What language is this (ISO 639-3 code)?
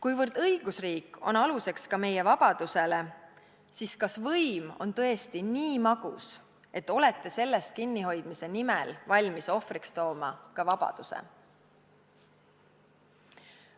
est